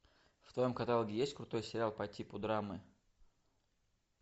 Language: Russian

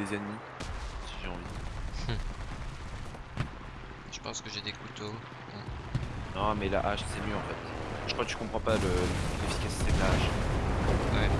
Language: French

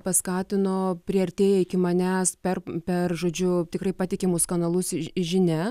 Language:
Lithuanian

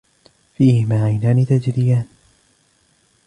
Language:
Arabic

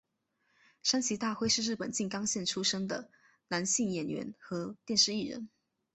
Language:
Chinese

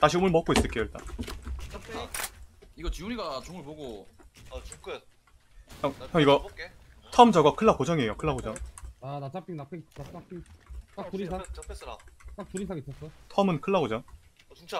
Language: Korean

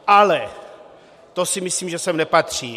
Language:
Czech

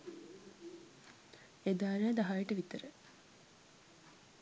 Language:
Sinhala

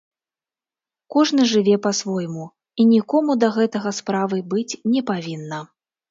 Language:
Belarusian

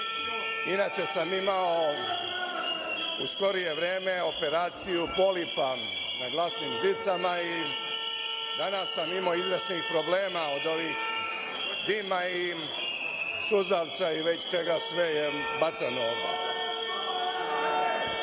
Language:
Serbian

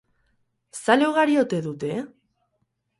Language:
Basque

